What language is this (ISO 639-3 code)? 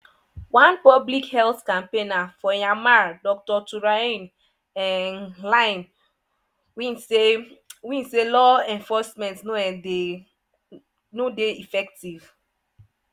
pcm